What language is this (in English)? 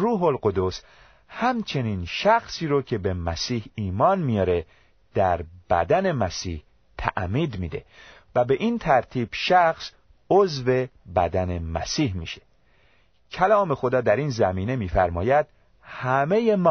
Persian